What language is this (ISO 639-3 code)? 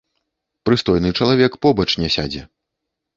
bel